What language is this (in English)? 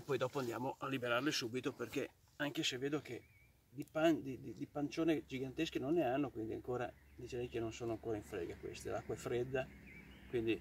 Italian